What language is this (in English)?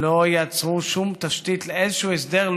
Hebrew